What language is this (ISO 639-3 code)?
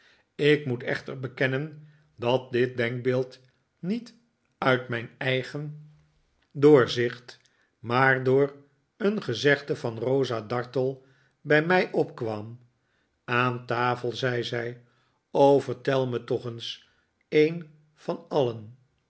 nld